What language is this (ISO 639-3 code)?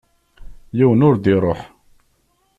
kab